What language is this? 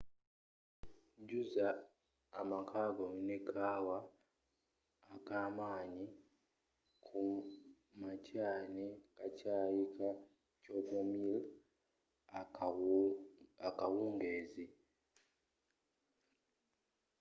Ganda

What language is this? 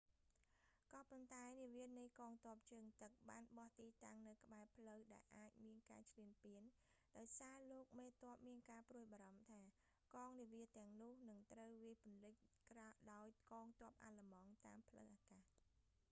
Khmer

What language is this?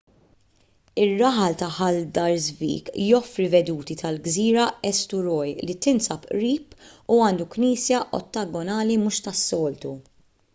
Maltese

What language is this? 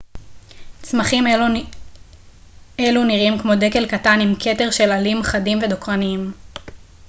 Hebrew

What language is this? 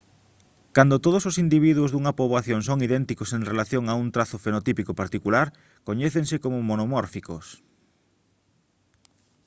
Galician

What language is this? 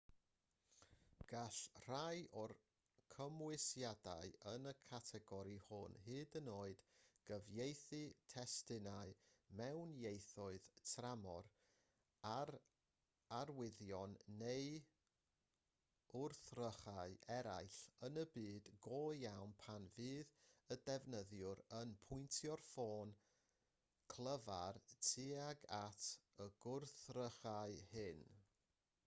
Welsh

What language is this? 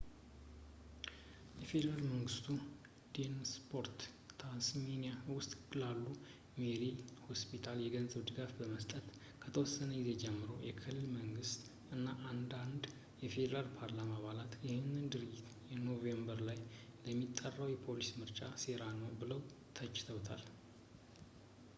Amharic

